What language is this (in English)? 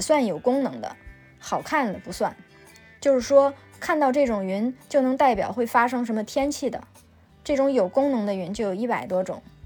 Chinese